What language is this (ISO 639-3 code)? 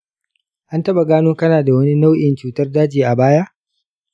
hau